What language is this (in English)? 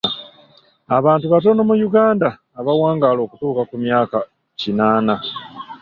Ganda